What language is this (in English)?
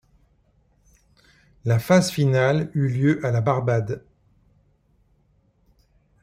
French